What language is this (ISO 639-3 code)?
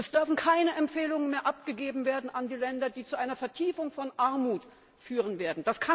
deu